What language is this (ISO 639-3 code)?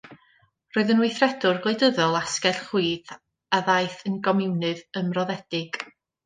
cym